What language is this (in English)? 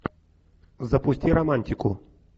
Russian